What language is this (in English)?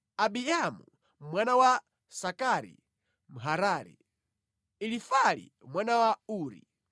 Nyanja